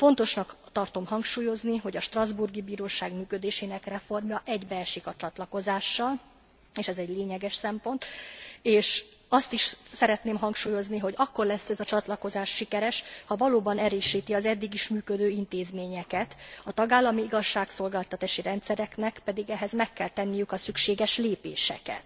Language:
Hungarian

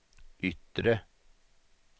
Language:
Swedish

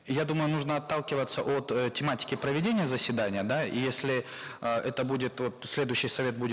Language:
Kazakh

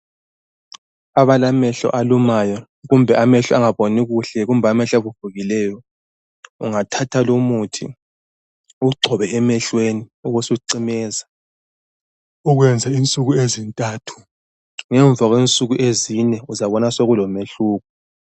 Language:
North Ndebele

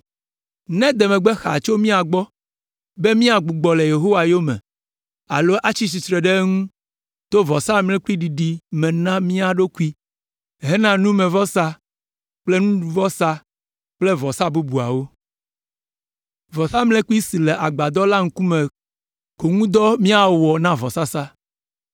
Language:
Ewe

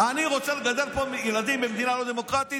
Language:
Hebrew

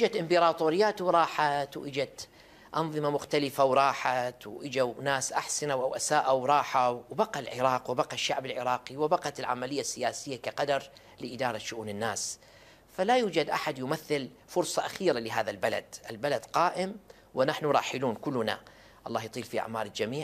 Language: Arabic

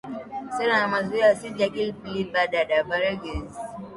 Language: Swahili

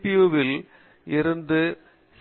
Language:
Tamil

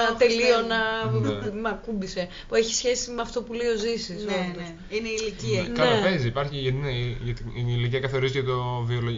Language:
Greek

